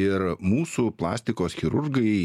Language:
Lithuanian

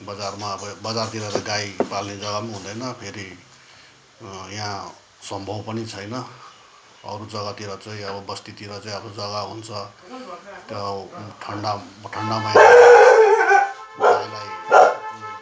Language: Nepali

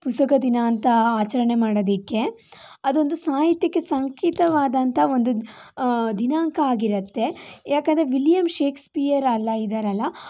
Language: Kannada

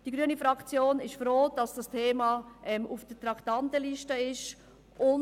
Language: Swiss German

